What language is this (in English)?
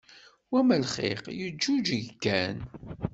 Kabyle